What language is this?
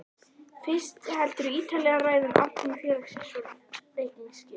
Icelandic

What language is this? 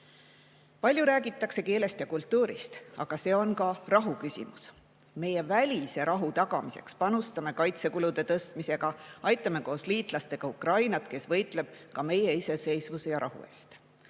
Estonian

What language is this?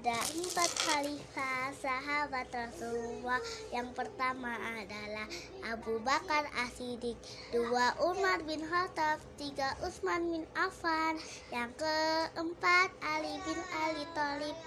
Indonesian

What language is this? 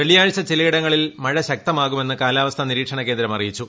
Malayalam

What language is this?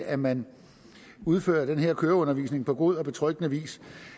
Danish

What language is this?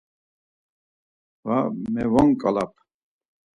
Laz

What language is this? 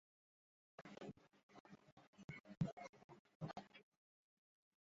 Uzbek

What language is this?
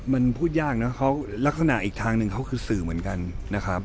Thai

